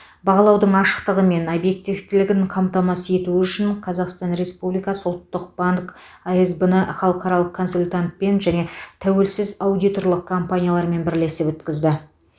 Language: Kazakh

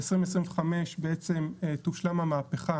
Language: Hebrew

